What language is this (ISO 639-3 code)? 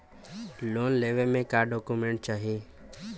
bho